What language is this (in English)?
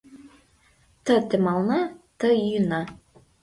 Mari